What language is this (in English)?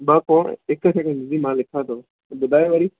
Sindhi